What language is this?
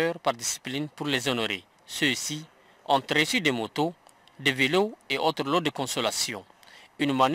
French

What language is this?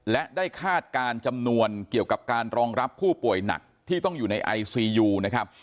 Thai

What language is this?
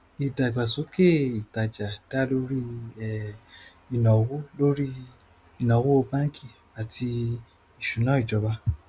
Yoruba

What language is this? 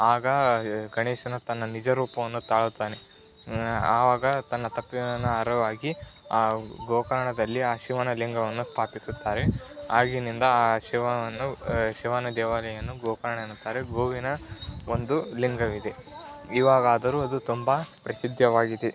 Kannada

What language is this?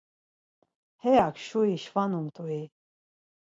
Laz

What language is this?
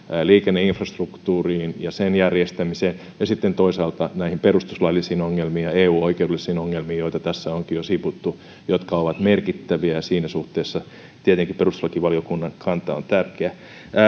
Finnish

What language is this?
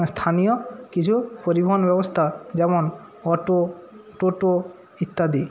Bangla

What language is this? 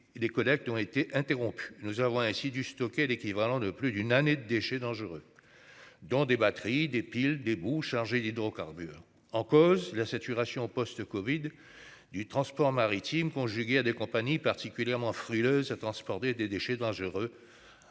French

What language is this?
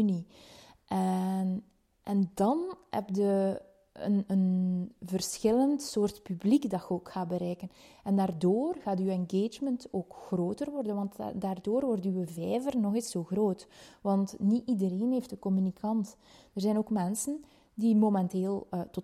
Dutch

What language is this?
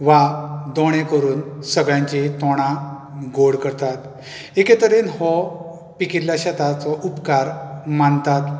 Konkani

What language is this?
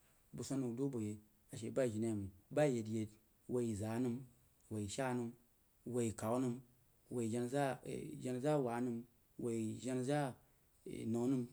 Jiba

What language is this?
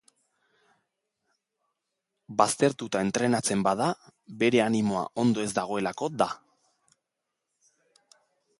Basque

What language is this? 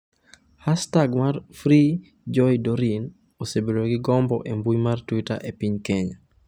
Luo (Kenya and Tanzania)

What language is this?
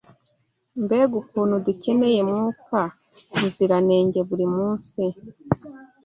Kinyarwanda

